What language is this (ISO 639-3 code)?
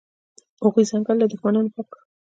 pus